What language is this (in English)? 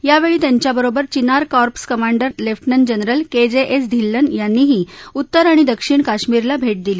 Marathi